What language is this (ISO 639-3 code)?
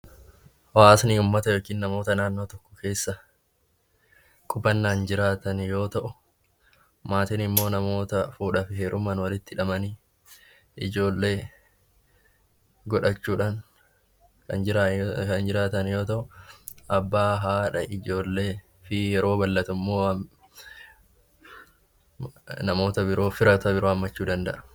orm